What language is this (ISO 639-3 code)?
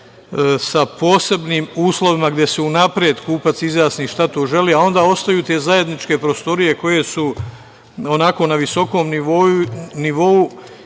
srp